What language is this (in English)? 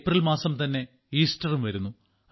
Malayalam